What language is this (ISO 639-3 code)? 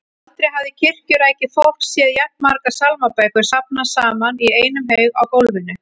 isl